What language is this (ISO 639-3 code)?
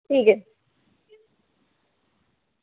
doi